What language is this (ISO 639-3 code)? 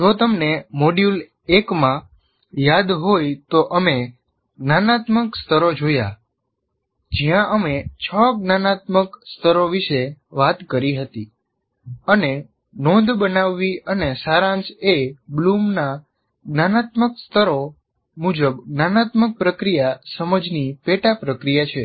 guj